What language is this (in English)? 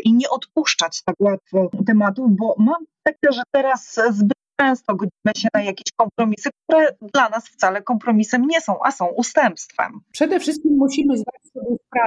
Polish